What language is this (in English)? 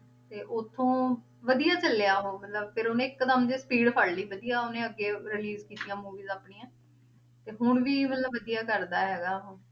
Punjabi